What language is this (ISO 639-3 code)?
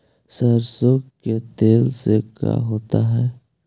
mag